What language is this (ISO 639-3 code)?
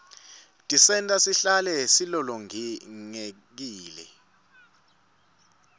ssw